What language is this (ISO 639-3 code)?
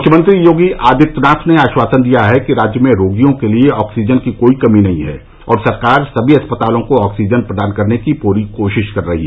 hin